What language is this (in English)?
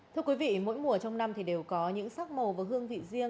Vietnamese